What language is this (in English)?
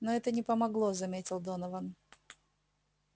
Russian